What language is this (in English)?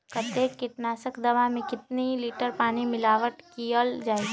Magahi